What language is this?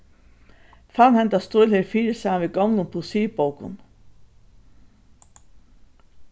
Faroese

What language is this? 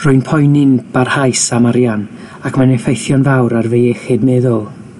Welsh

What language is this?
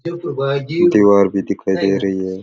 Rajasthani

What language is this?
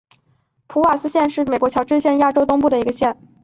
Chinese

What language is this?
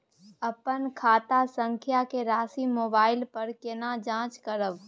Maithili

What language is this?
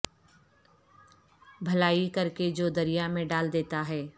Urdu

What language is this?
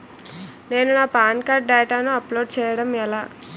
Telugu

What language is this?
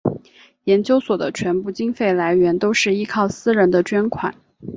Chinese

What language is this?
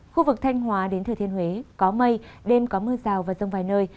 Vietnamese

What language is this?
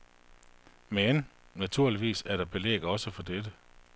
Danish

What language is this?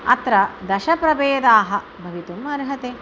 Sanskrit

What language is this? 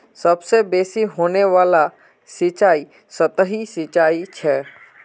Magahi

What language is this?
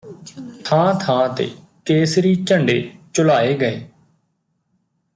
Punjabi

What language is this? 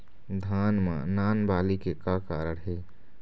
Chhattisgarhi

